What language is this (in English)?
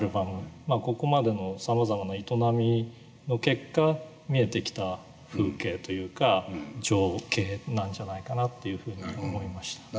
Japanese